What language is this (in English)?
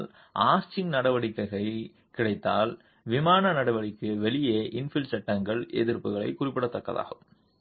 Tamil